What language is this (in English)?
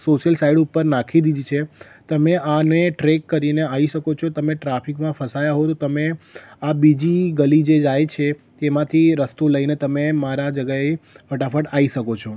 Gujarati